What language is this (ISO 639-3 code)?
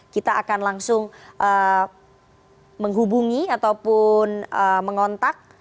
ind